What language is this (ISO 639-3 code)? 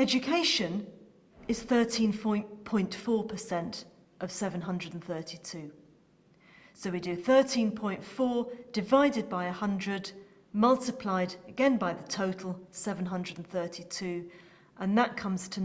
eng